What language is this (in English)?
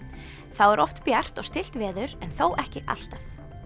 Icelandic